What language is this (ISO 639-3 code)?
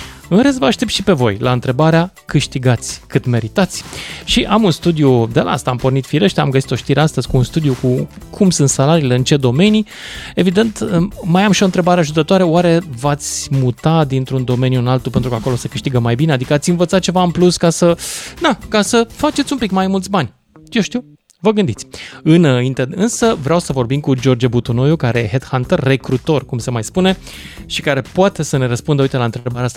ron